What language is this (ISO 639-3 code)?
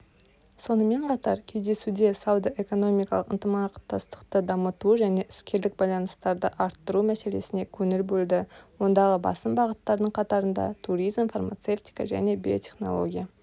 kaz